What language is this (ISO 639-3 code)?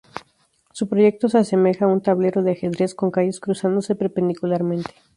spa